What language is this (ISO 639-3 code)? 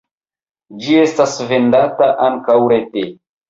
epo